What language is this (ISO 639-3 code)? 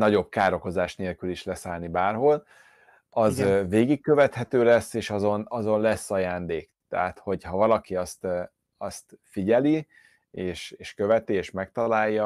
hun